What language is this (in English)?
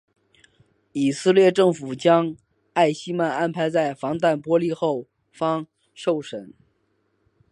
Chinese